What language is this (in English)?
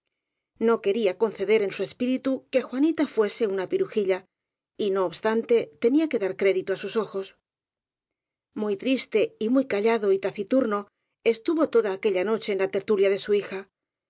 Spanish